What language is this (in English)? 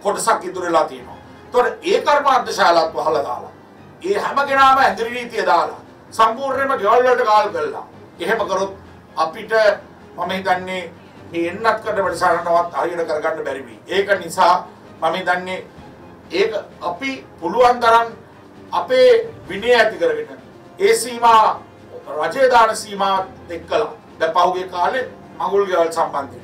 Turkish